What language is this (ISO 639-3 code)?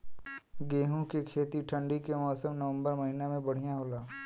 bho